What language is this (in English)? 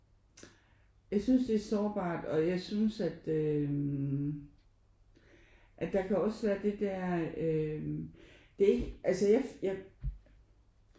Danish